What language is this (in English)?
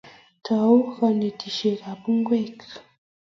Kalenjin